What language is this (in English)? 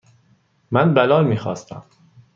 Persian